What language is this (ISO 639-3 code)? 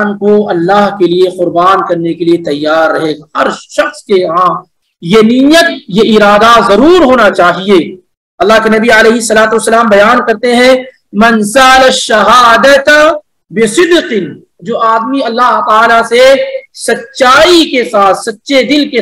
ara